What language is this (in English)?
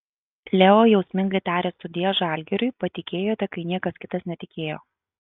Lithuanian